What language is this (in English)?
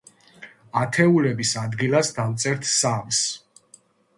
Georgian